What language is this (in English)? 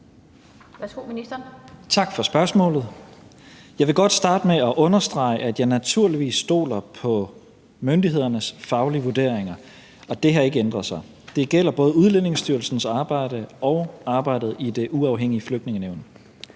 Danish